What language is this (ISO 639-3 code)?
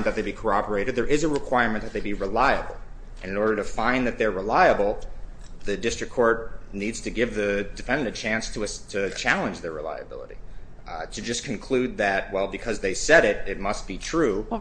eng